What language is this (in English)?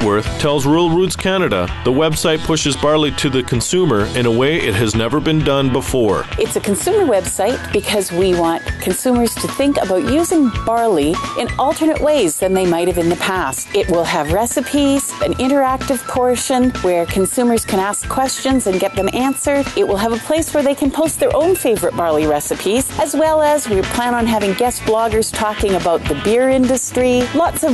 English